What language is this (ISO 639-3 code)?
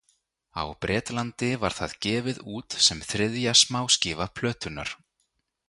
isl